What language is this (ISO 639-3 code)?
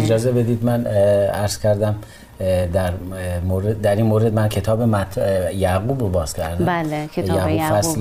fas